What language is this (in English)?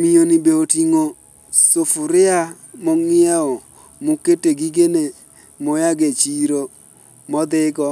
Luo (Kenya and Tanzania)